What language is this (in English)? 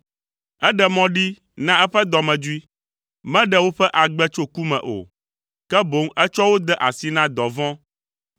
Ewe